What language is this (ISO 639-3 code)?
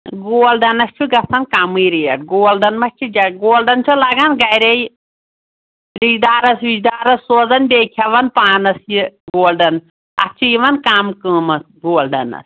kas